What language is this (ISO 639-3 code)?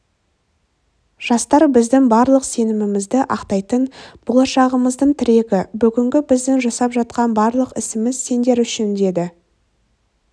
kaz